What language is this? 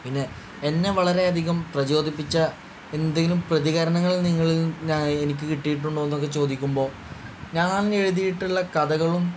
Malayalam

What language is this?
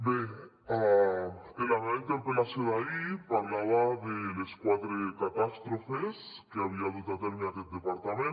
Catalan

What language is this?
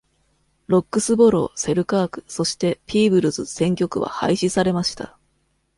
Japanese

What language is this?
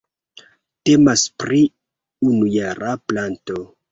Esperanto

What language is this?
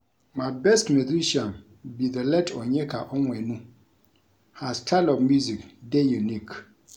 Nigerian Pidgin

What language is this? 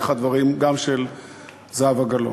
Hebrew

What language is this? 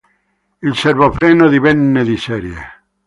Italian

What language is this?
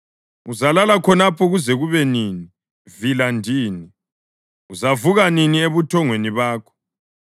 North Ndebele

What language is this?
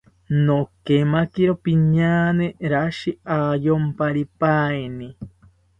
South Ucayali Ashéninka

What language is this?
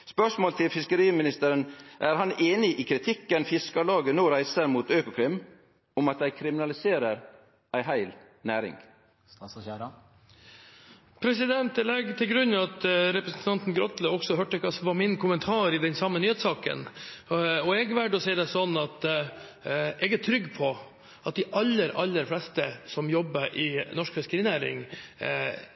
Norwegian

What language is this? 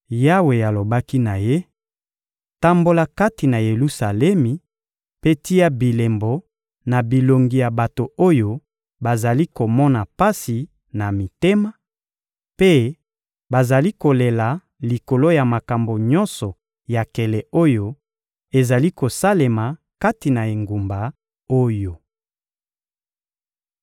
Lingala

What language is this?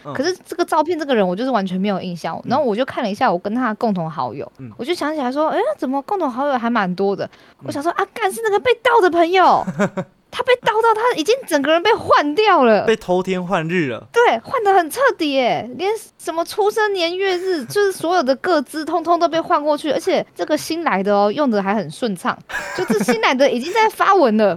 Chinese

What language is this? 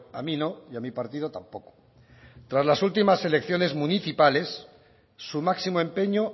Spanish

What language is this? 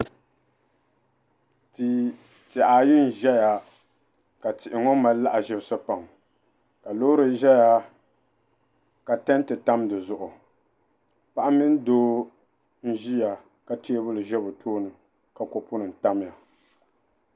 Dagbani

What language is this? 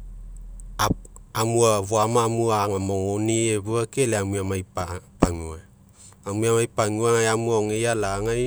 Mekeo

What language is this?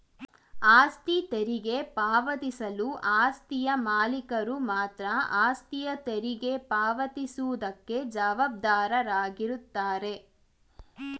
Kannada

